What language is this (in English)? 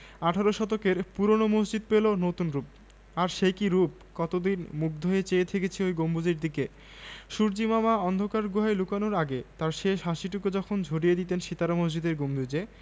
Bangla